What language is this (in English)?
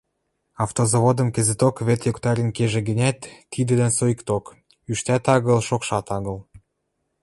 Western Mari